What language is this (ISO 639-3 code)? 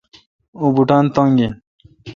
xka